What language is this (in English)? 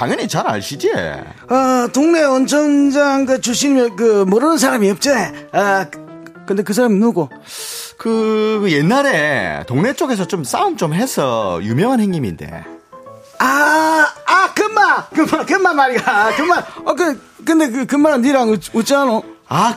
Korean